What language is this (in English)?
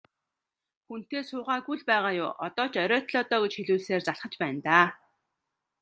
Mongolian